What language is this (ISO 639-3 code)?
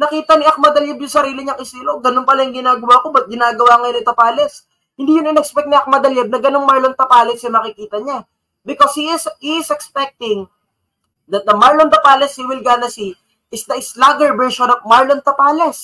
fil